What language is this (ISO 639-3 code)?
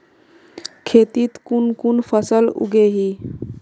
mag